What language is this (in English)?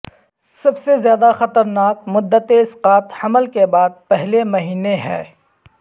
Urdu